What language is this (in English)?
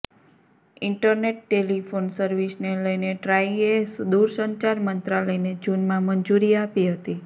Gujarati